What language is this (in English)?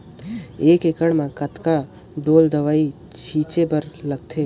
Chhattisgarhi